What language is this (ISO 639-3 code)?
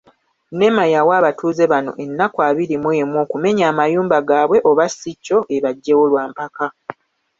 lug